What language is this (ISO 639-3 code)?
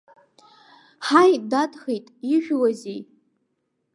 abk